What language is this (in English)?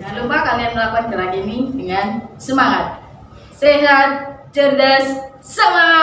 Indonesian